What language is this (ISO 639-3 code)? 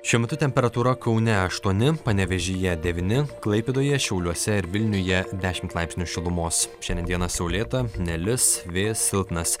lit